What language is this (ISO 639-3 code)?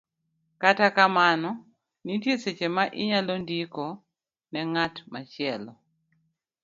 luo